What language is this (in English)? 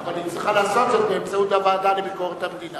Hebrew